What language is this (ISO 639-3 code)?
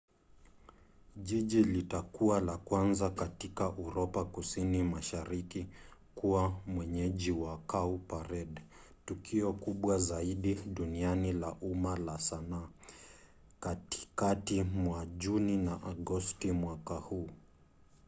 swa